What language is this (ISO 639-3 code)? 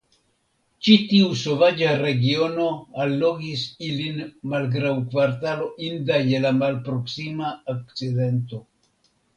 epo